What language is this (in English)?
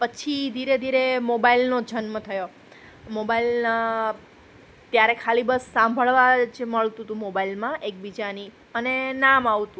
Gujarati